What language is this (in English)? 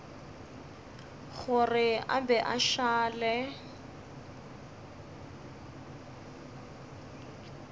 Northern Sotho